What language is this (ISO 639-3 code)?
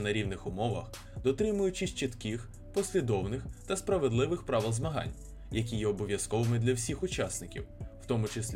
ukr